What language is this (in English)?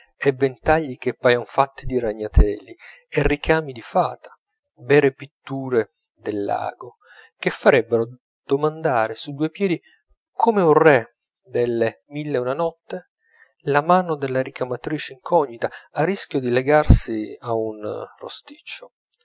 Italian